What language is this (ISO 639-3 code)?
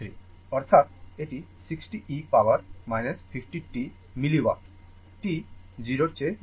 ben